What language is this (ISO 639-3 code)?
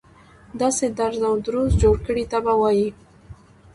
pus